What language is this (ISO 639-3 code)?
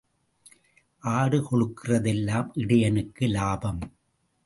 tam